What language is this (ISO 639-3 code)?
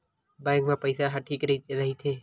hne